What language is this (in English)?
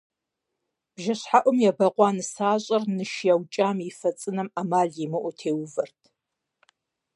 Kabardian